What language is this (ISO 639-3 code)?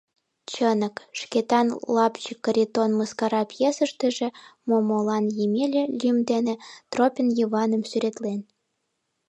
chm